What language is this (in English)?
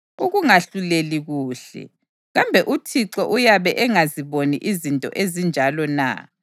North Ndebele